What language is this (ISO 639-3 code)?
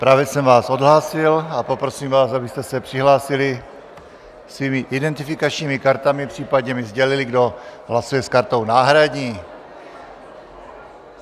ces